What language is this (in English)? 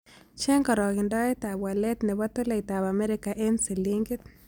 Kalenjin